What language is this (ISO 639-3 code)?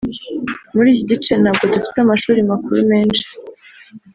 kin